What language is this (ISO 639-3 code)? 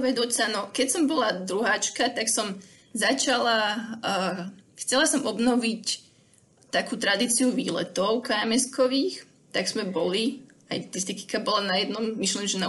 slk